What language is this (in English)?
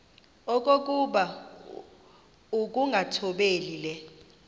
Xhosa